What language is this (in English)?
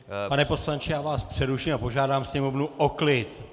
Czech